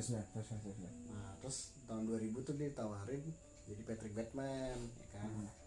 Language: Indonesian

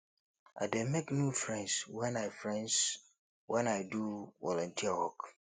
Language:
Nigerian Pidgin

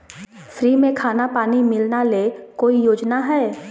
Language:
Magahi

